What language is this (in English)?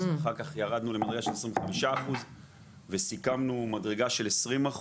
Hebrew